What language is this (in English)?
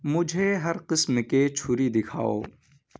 Urdu